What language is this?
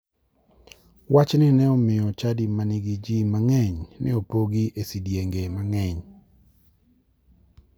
Luo (Kenya and Tanzania)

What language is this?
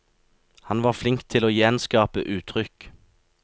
Norwegian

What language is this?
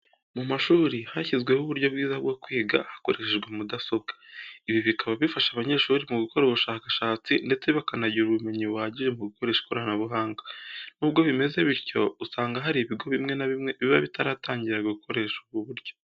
Kinyarwanda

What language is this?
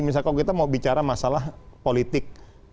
Indonesian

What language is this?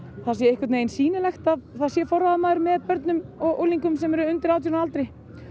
Icelandic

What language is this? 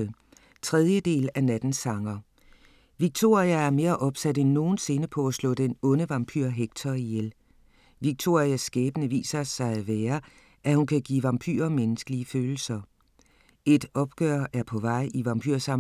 Danish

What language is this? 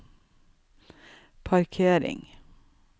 Norwegian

